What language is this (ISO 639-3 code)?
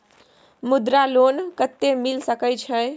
mai